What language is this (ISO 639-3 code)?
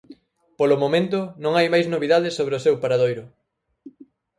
glg